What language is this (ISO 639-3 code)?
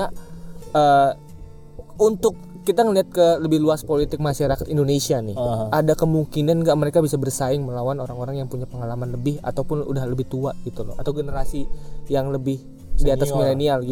ind